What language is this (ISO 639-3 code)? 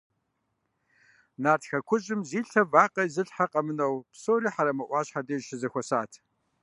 kbd